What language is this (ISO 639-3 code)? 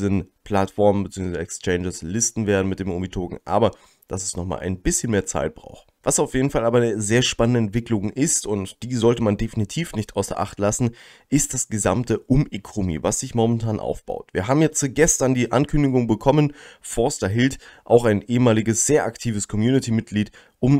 deu